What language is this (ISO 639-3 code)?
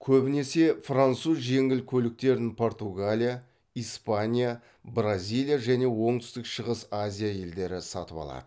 kaz